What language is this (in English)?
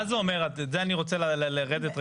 Hebrew